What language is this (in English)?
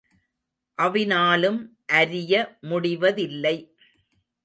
Tamil